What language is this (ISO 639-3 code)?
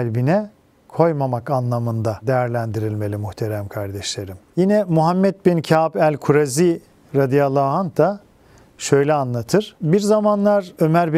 tur